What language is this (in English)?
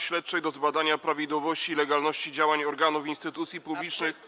Polish